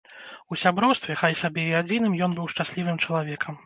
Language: Belarusian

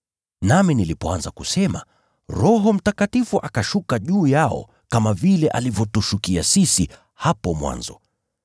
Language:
Swahili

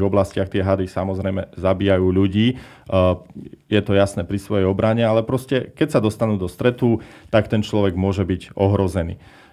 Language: Slovak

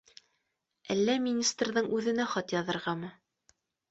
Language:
Bashkir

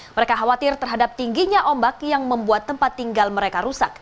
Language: Indonesian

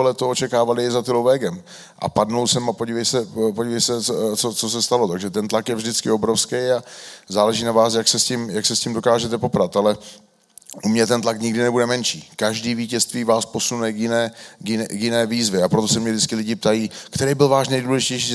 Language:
Czech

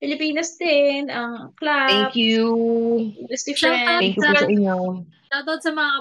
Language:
Filipino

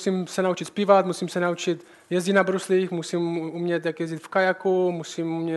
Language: Czech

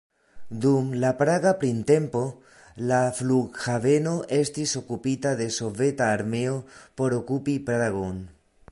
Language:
Esperanto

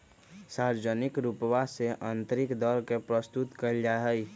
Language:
Magahi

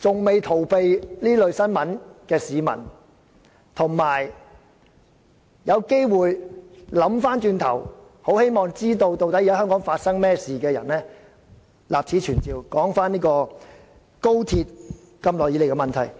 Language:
Cantonese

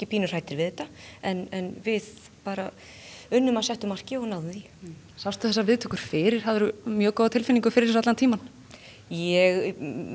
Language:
Icelandic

